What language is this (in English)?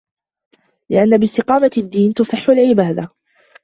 Arabic